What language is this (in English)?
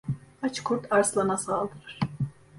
Turkish